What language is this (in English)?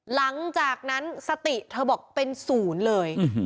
Thai